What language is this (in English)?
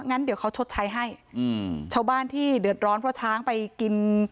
Thai